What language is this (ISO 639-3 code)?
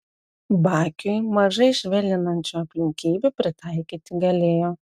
lit